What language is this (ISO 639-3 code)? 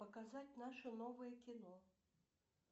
rus